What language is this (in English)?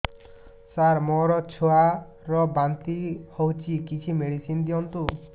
Odia